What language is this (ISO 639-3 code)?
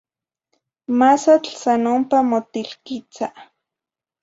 nhi